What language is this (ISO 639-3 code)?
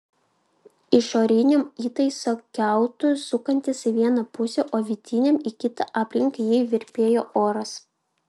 lit